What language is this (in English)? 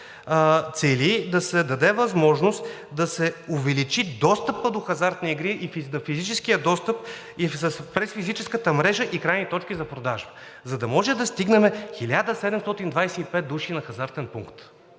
Bulgarian